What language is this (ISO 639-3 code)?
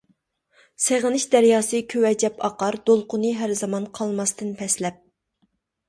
uig